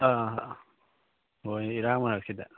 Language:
Manipuri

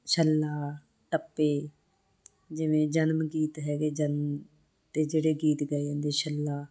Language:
Punjabi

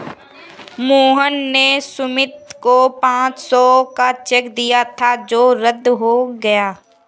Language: Hindi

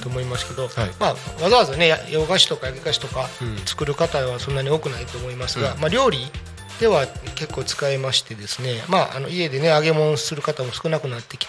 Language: Japanese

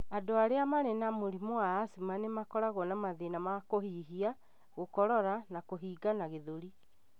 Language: Kikuyu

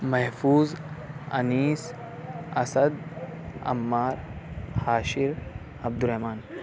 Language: Urdu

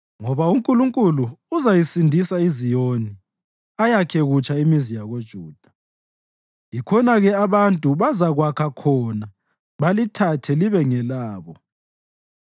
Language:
North Ndebele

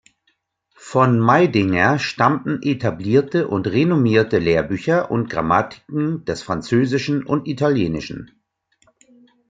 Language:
German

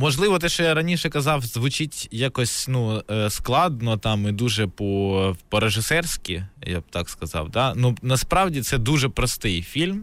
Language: Ukrainian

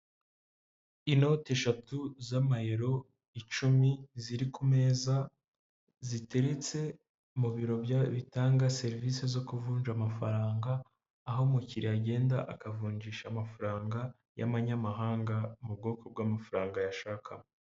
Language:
Kinyarwanda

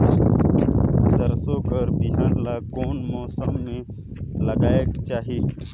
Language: Chhattisgarhi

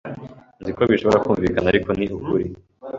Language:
Kinyarwanda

